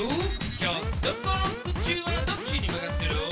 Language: Japanese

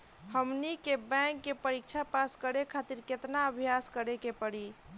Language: Bhojpuri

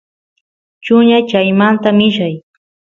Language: Santiago del Estero Quichua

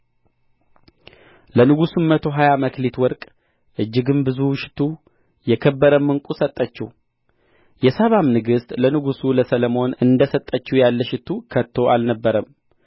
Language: Amharic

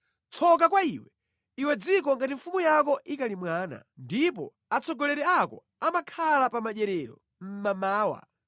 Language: Nyanja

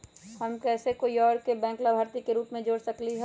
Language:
Magahi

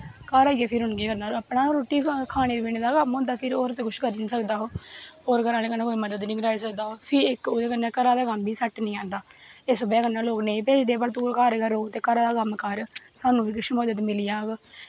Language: Dogri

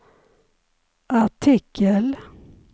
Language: Swedish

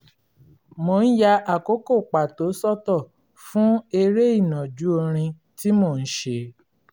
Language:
Yoruba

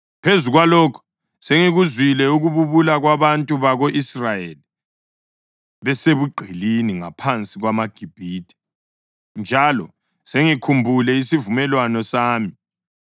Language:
North Ndebele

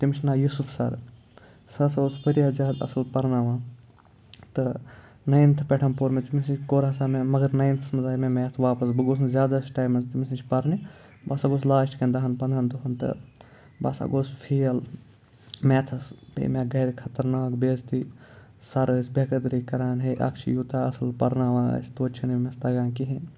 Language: Kashmiri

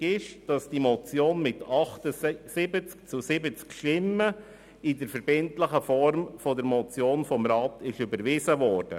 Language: Swiss German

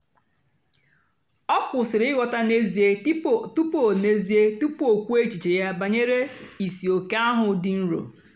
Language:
Igbo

